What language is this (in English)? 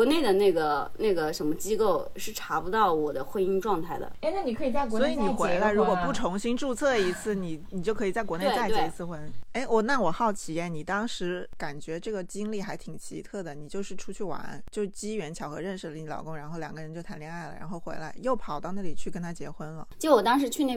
Chinese